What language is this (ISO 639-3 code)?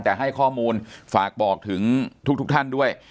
tha